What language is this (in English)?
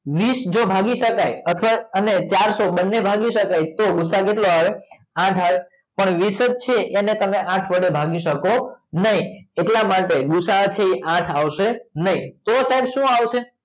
Gujarati